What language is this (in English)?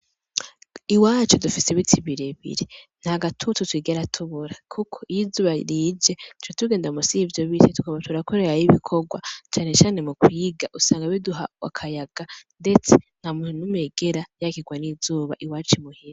Rundi